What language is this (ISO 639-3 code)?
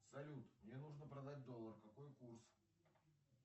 rus